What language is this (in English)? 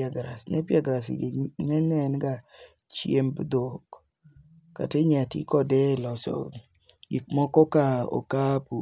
Luo (Kenya and Tanzania)